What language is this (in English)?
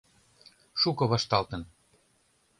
Mari